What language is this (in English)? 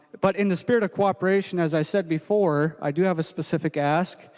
English